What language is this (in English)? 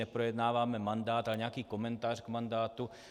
Czech